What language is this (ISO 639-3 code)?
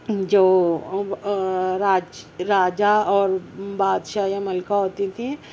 urd